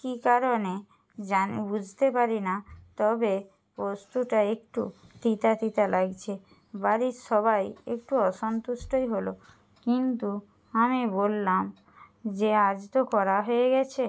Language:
Bangla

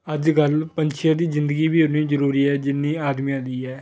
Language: Punjabi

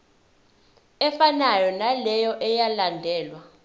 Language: Zulu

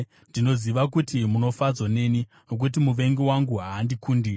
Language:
Shona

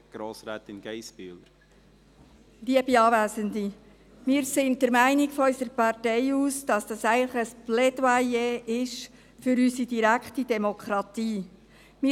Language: Swiss German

